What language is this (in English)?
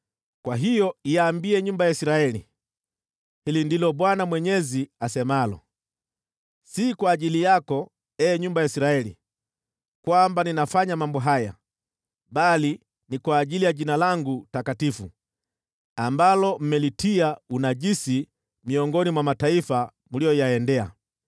Swahili